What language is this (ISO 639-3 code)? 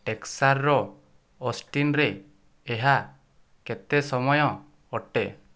ori